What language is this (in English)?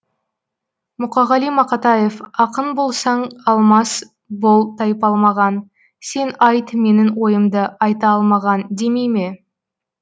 Kazakh